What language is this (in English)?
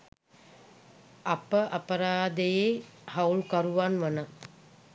Sinhala